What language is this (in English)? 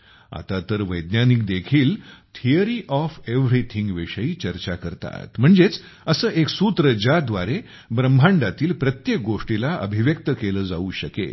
Marathi